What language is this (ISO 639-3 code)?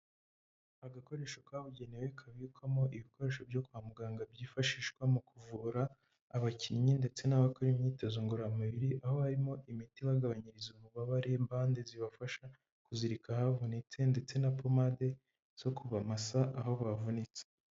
kin